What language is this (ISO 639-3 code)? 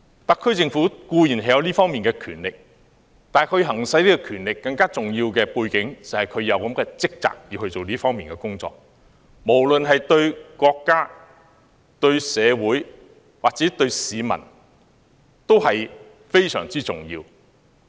yue